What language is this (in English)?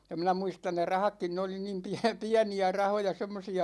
Finnish